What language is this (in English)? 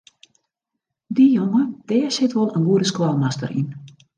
Western Frisian